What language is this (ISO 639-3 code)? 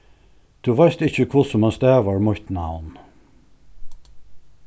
fao